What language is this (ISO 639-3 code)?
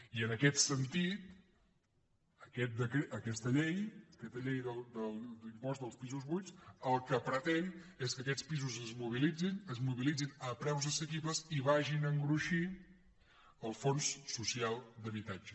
cat